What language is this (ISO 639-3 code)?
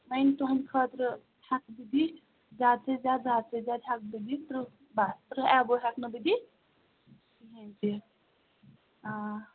kas